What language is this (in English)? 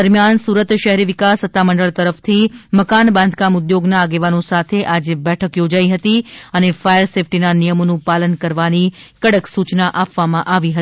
Gujarati